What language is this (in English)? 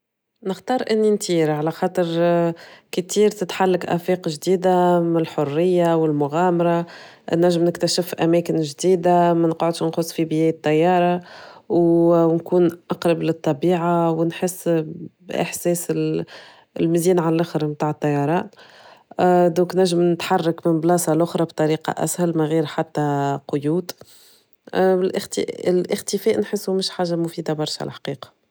Tunisian Arabic